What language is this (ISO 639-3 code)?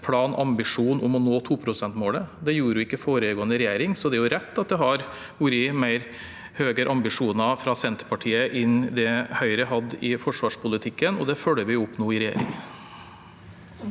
nor